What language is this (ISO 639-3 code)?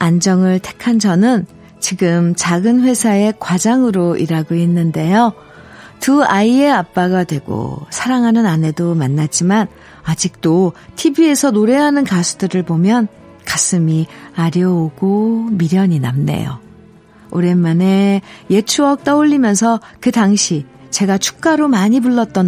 kor